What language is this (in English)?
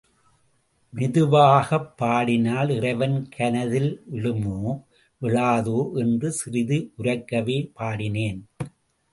Tamil